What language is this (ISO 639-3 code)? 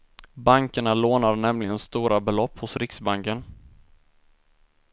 swe